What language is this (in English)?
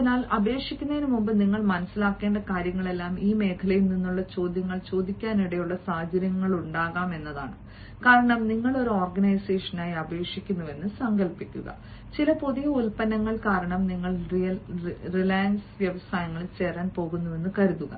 Malayalam